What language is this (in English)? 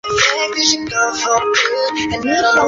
Chinese